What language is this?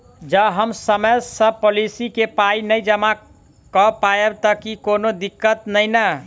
Maithili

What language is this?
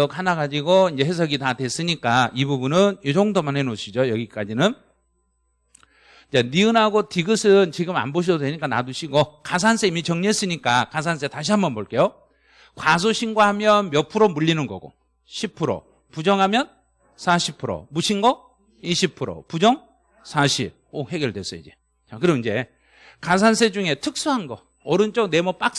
Korean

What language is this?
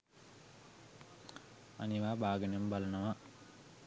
Sinhala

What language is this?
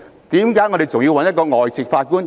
Cantonese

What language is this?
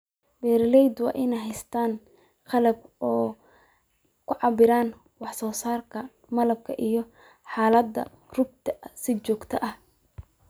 Somali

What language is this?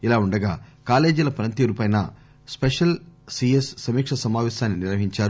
Telugu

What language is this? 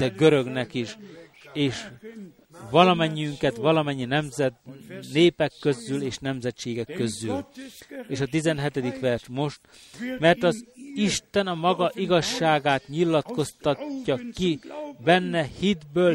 Hungarian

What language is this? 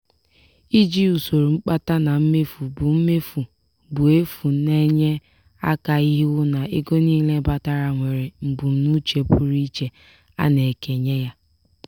Igbo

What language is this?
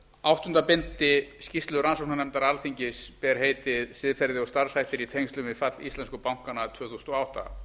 Icelandic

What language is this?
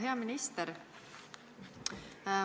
Estonian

